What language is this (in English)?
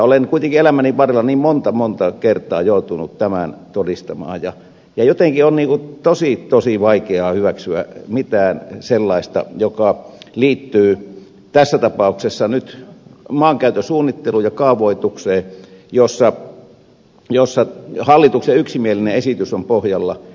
Finnish